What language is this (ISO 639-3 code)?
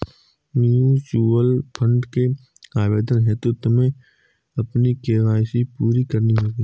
hin